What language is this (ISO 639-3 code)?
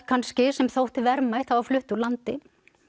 isl